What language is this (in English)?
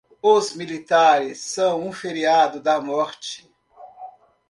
Portuguese